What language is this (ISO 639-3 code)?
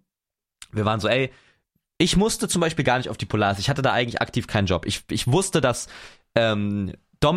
deu